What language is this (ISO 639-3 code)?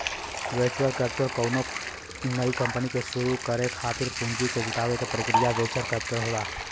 bho